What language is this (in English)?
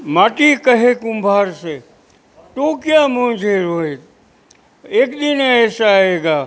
Gujarati